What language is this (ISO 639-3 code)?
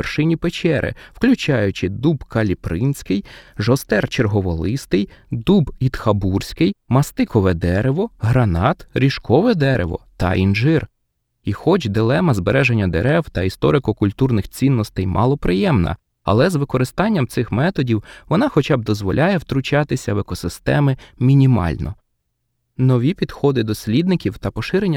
ukr